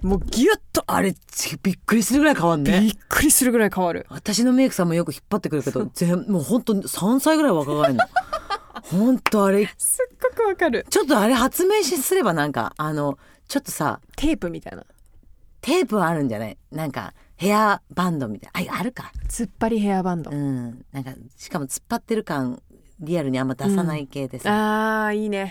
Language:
Japanese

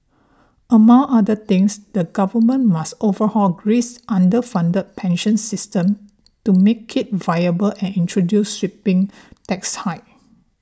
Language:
English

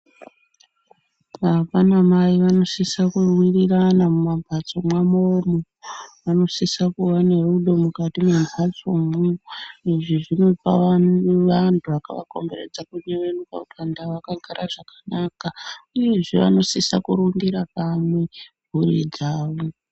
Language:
Ndau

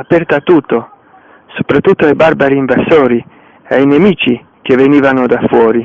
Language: Italian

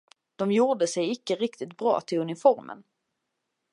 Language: Swedish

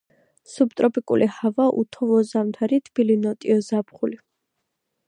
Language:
Georgian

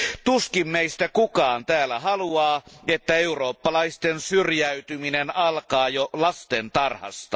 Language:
Finnish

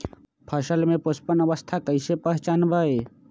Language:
Magahi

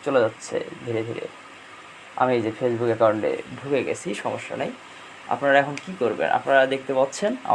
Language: Bangla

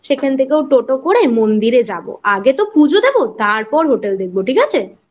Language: Bangla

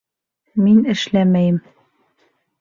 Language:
Bashkir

